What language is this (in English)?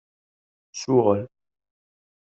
Kabyle